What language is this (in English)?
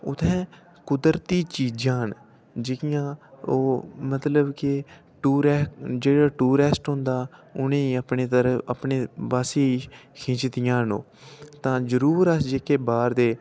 Dogri